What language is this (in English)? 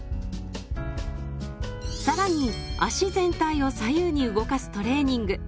Japanese